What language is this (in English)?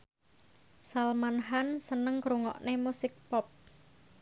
Javanese